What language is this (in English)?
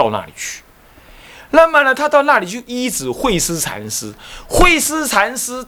Chinese